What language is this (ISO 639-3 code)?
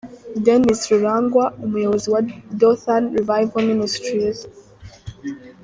kin